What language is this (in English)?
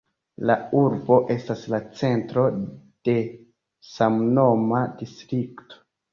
Esperanto